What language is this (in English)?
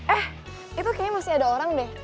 Indonesian